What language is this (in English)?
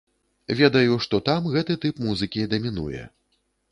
Belarusian